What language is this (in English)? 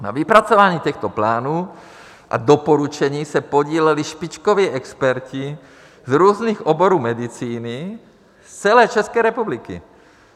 Czech